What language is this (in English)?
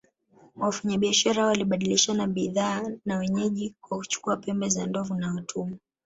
Swahili